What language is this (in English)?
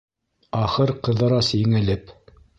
Bashkir